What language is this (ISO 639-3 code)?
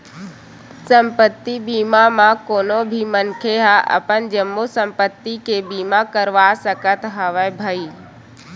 hne